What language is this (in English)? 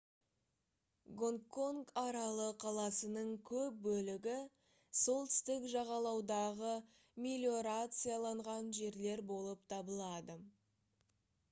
Kazakh